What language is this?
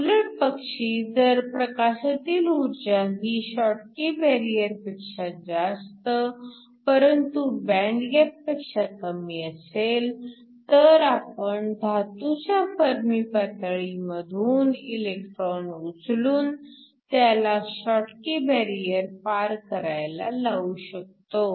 Marathi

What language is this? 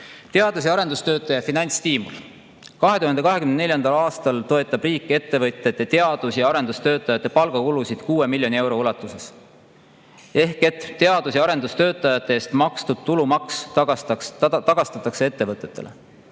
Estonian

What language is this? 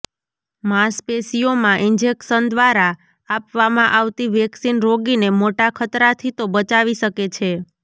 Gujarati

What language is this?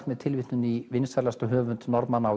Icelandic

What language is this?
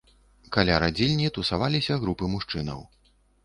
Belarusian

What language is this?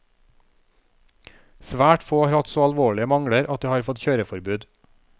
Norwegian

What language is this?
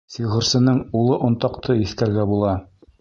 Bashkir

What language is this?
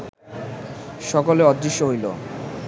Bangla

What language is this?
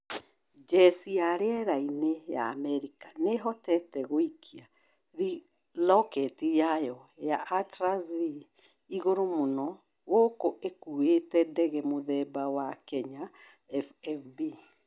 Kikuyu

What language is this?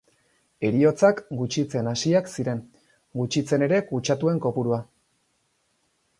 Basque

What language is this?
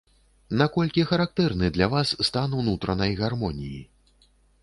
Belarusian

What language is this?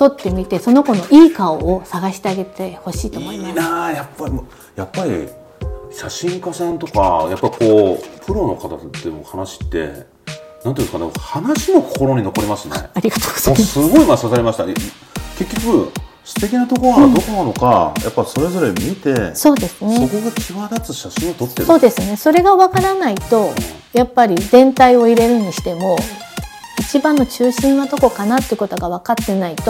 Japanese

